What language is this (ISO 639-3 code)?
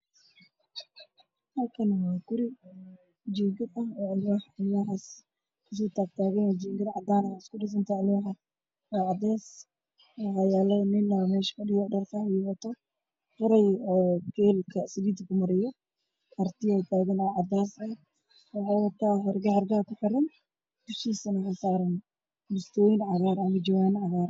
som